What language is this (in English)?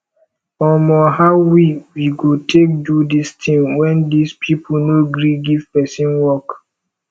Nigerian Pidgin